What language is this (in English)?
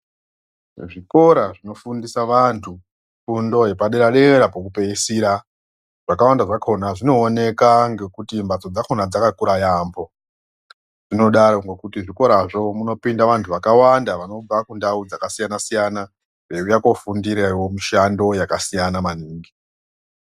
Ndau